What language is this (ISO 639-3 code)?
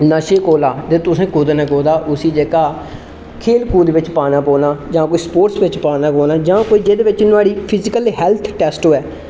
doi